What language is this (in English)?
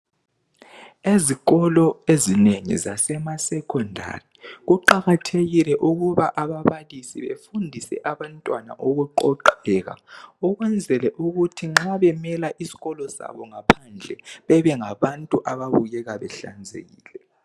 North Ndebele